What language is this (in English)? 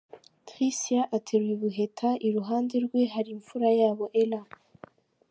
Kinyarwanda